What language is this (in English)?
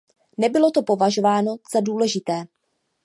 Czech